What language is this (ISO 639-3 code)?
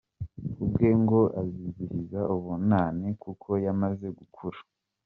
kin